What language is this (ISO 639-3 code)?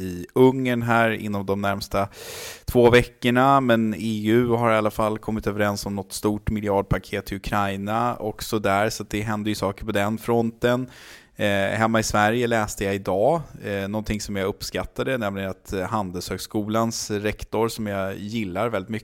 swe